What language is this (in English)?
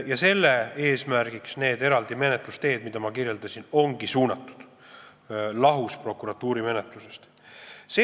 Estonian